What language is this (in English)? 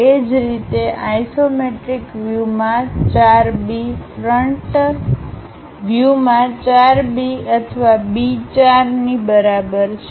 Gujarati